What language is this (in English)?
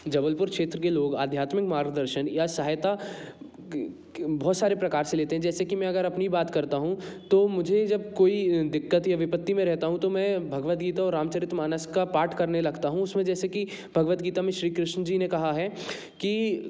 Hindi